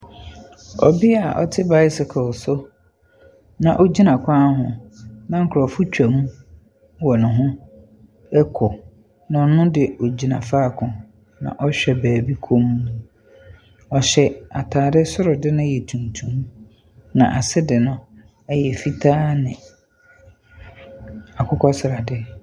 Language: Akan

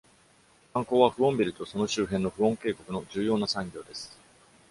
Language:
Japanese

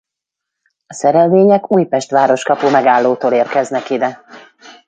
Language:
Hungarian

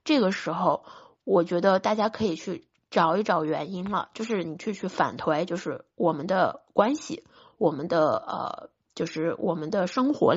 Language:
Chinese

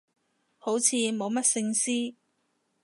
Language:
Cantonese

